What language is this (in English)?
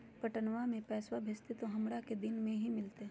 Magahi